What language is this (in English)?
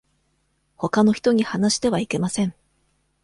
Japanese